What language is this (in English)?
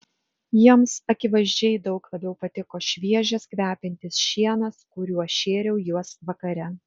Lithuanian